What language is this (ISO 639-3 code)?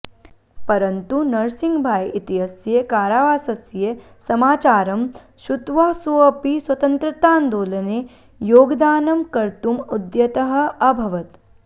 san